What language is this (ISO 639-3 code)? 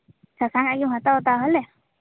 sat